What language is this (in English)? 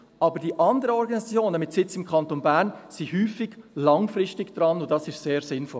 Swiss German